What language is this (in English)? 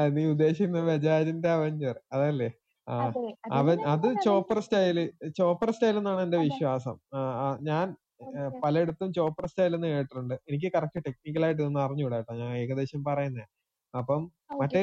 Malayalam